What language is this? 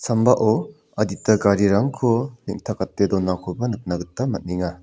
Garo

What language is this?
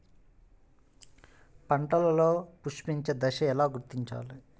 Telugu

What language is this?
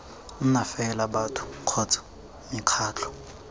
Tswana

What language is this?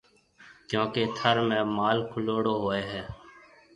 Marwari (Pakistan)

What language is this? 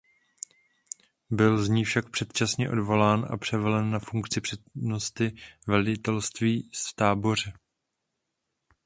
Czech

